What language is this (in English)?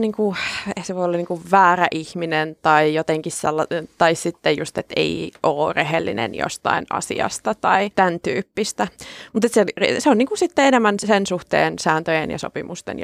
Finnish